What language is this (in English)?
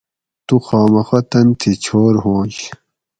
Gawri